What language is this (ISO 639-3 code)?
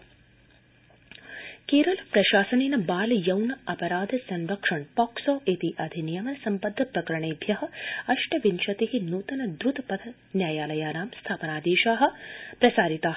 san